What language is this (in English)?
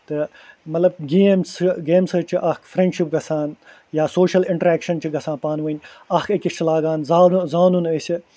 Kashmiri